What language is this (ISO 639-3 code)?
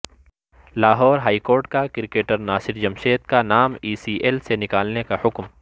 urd